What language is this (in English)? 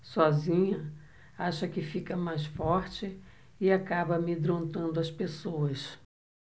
Portuguese